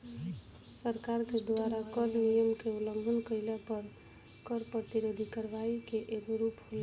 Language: Bhojpuri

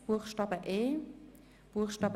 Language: Swiss German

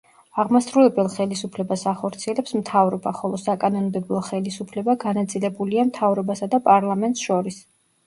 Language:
Georgian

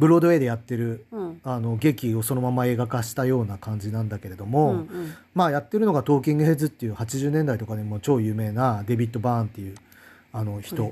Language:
Japanese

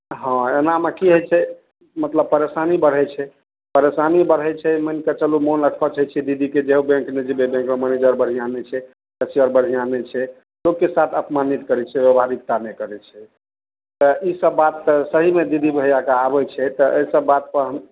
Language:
Maithili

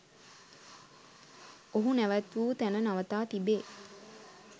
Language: Sinhala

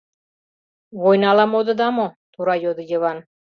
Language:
Mari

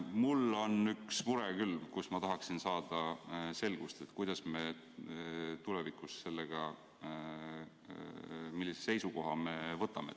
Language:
Estonian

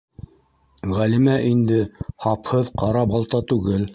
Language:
Bashkir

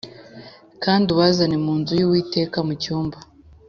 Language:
Kinyarwanda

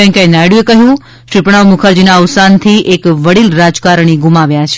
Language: Gujarati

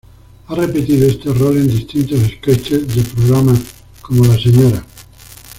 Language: Spanish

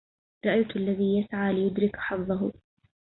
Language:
Arabic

